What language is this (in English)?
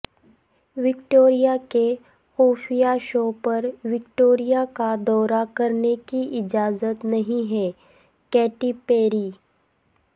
Urdu